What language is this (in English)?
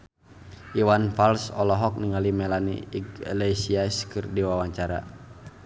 Sundanese